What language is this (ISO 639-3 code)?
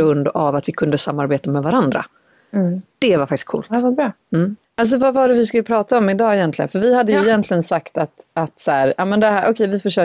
swe